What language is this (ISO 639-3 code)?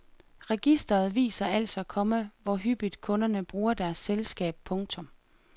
dan